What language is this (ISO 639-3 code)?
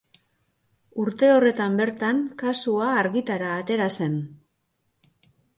eus